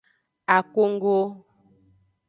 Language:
Aja (Benin)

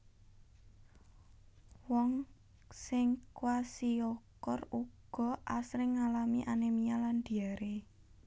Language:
Javanese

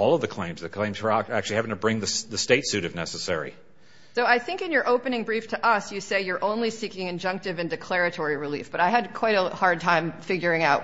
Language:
English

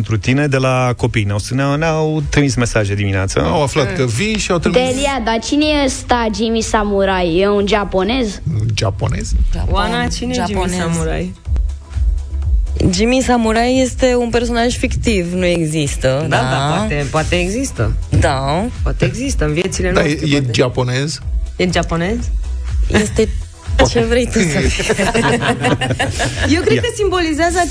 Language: Romanian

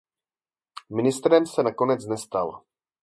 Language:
Czech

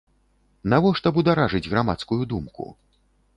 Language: Belarusian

